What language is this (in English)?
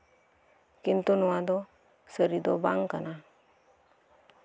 Santali